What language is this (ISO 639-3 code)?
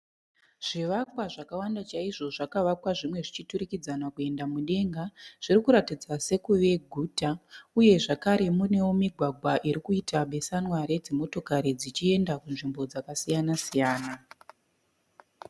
sna